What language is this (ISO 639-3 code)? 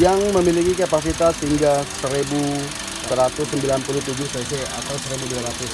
ind